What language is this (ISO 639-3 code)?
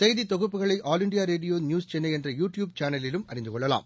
tam